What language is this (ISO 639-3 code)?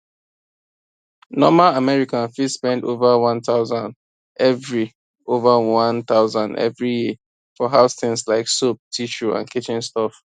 pcm